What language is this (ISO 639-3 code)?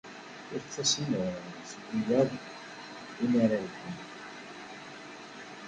kab